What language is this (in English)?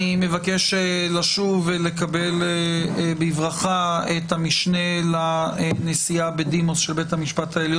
Hebrew